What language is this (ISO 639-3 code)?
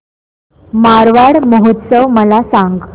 mar